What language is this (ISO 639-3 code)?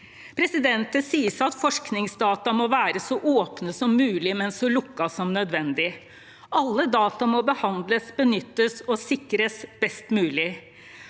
nor